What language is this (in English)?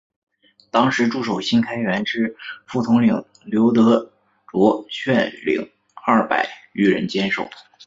Chinese